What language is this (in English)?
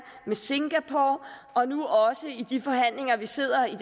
Danish